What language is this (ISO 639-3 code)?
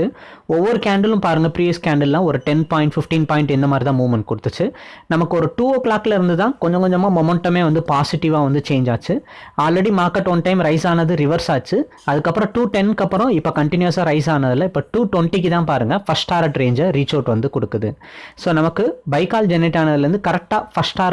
tam